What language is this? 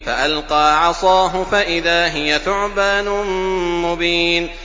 Arabic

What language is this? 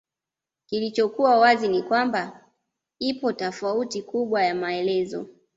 Swahili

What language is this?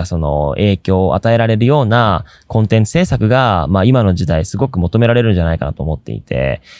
Japanese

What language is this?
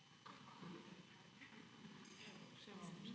Slovenian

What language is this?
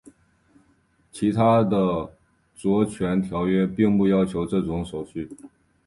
Chinese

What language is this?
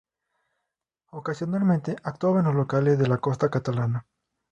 Spanish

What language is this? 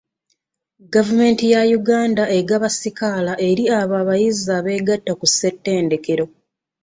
Ganda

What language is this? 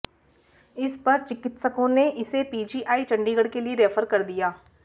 Hindi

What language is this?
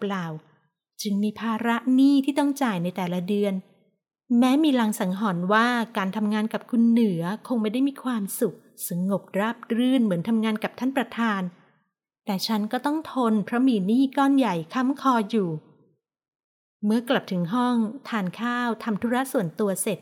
Thai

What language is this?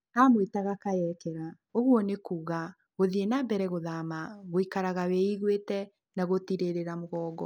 Kikuyu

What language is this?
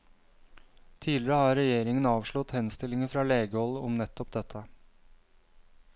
Norwegian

